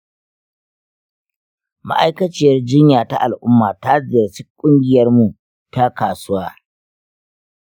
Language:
Hausa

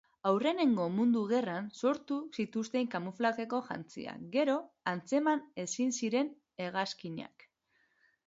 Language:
Basque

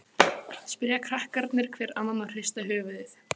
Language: Icelandic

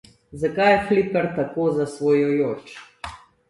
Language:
Slovenian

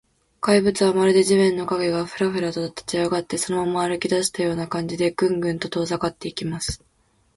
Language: Japanese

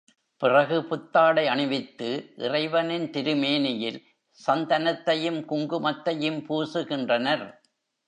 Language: Tamil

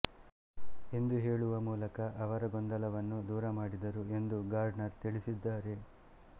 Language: Kannada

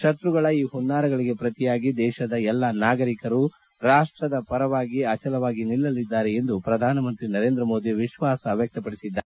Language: Kannada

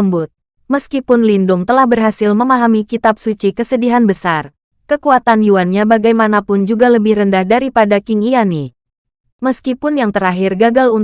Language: Indonesian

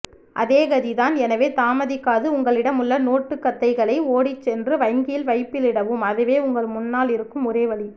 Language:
Tamil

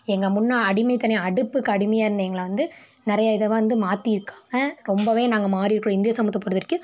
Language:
Tamil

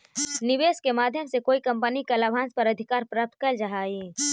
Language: Magahi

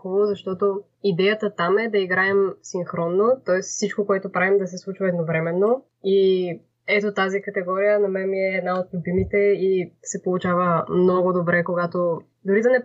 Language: Bulgarian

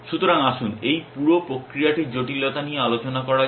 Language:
Bangla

